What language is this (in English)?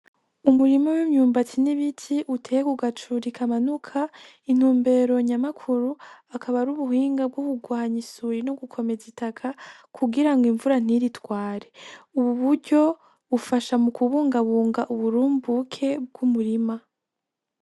Rundi